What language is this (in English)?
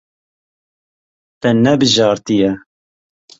Kurdish